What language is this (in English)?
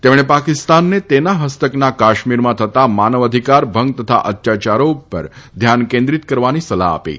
Gujarati